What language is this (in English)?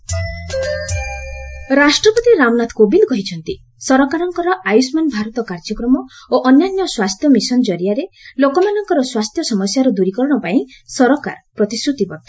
Odia